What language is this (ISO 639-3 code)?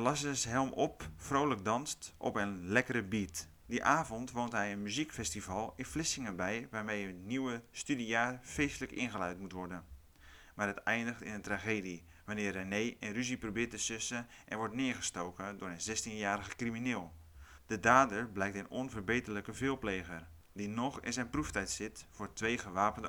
nld